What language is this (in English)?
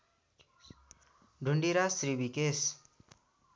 Nepali